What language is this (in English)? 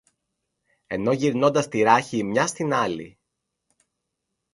Greek